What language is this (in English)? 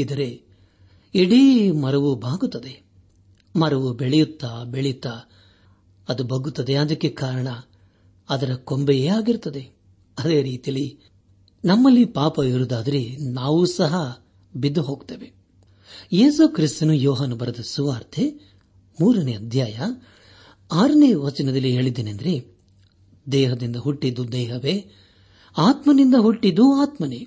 Kannada